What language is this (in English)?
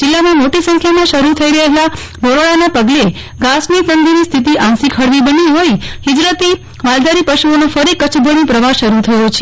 Gujarati